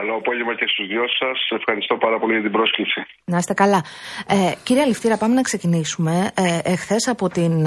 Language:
Greek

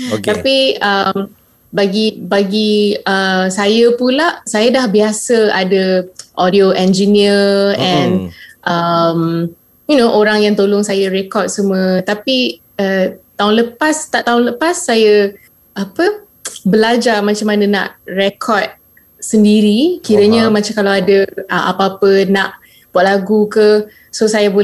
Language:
Malay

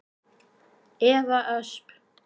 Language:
Icelandic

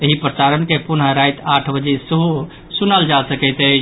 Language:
Maithili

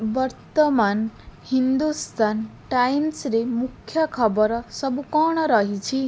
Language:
Odia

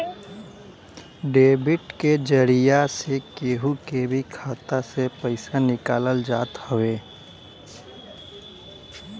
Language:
Bhojpuri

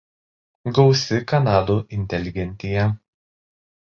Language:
Lithuanian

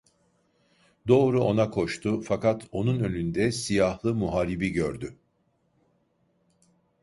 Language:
Turkish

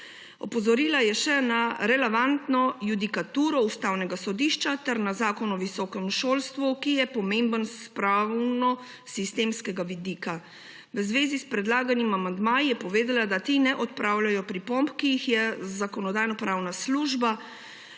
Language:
Slovenian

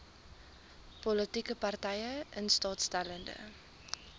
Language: Afrikaans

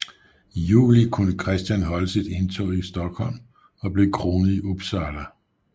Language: Danish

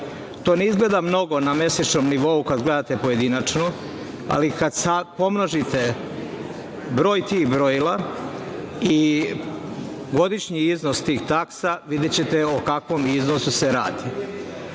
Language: Serbian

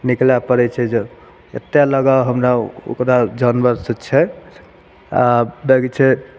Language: Maithili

